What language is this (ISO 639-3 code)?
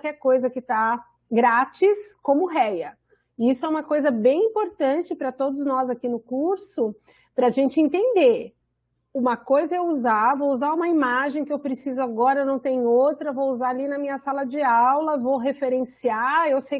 por